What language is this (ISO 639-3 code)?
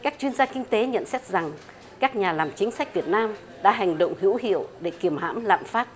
vie